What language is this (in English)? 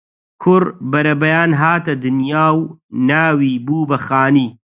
Central Kurdish